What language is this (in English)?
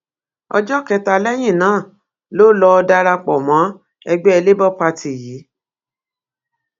Yoruba